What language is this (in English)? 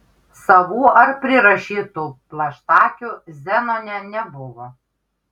Lithuanian